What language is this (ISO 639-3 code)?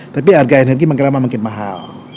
ind